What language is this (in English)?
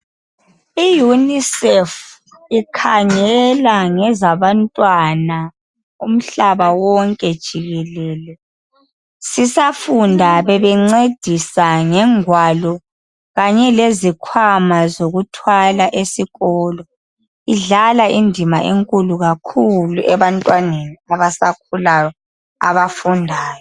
North Ndebele